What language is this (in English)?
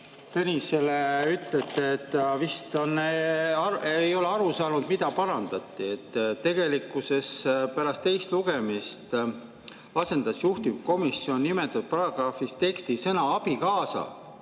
Estonian